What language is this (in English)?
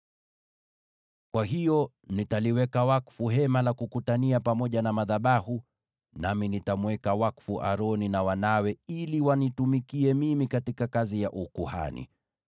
Swahili